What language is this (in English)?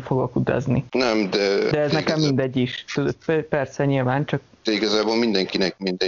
Hungarian